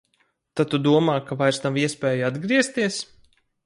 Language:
Latvian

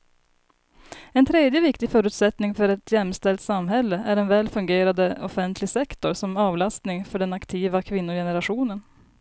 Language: Swedish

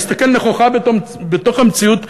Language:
Hebrew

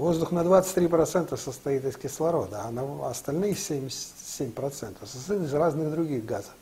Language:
Russian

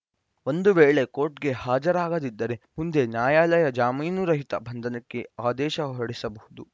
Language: Kannada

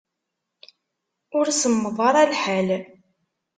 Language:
Kabyle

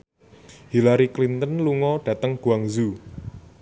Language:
Javanese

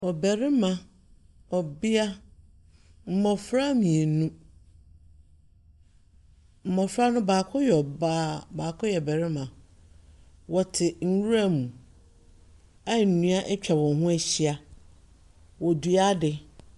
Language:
Akan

